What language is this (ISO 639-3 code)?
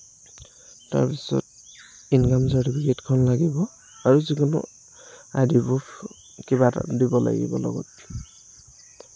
asm